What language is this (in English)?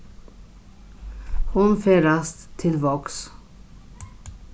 Faroese